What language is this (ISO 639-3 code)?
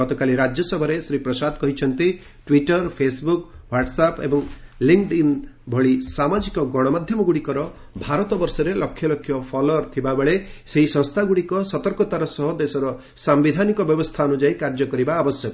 ori